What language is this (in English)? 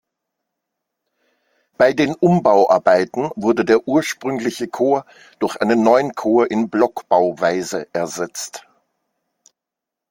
German